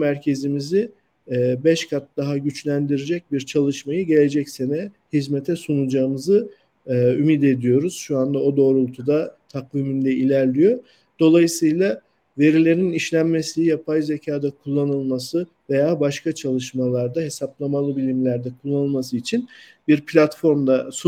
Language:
Turkish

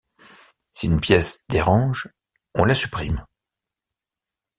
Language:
French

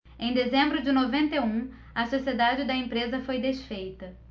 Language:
Portuguese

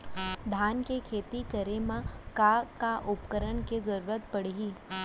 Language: Chhattisgarhi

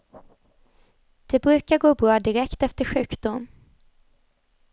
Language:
Swedish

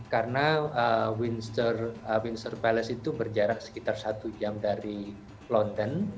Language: Indonesian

